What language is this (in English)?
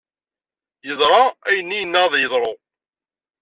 Kabyle